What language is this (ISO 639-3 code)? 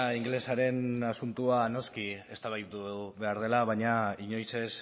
eus